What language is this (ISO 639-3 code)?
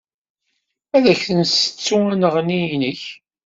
kab